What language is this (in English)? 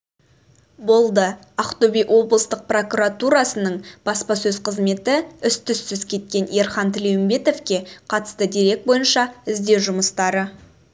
Kazakh